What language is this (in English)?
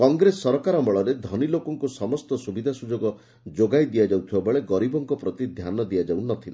Odia